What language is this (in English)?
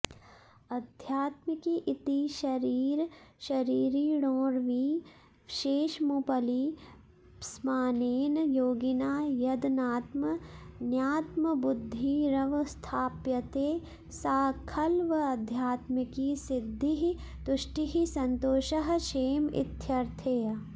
Sanskrit